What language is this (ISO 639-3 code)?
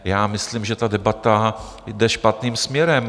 ces